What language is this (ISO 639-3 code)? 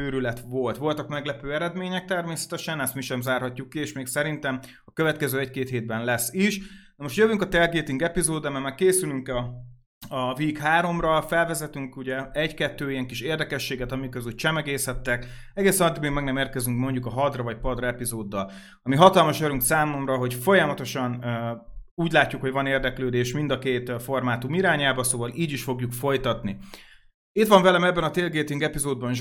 hun